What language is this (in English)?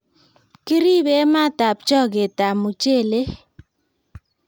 Kalenjin